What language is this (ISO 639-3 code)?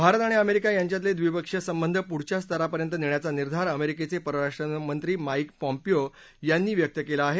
mar